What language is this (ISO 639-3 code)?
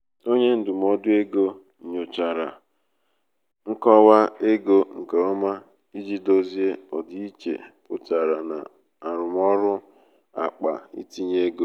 ibo